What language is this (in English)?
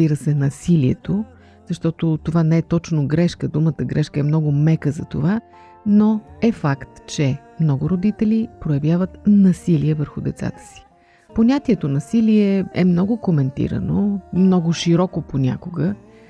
Bulgarian